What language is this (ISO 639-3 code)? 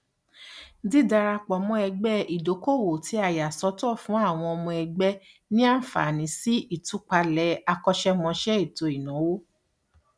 yor